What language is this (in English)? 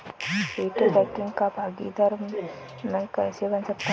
Hindi